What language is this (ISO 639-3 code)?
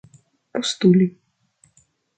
epo